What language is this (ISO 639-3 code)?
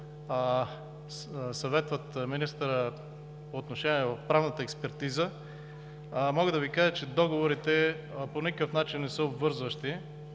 bul